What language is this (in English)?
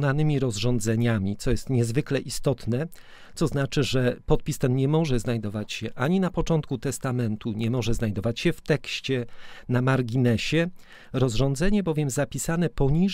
Polish